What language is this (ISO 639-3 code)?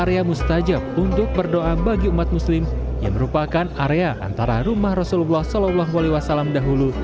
ind